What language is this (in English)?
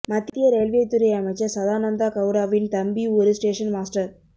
Tamil